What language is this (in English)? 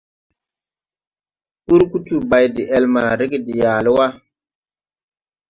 Tupuri